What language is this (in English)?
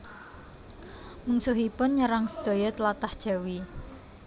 Javanese